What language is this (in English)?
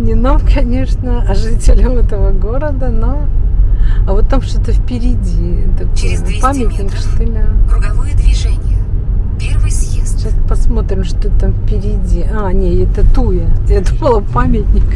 Russian